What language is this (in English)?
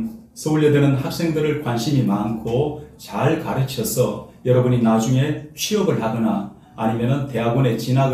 Korean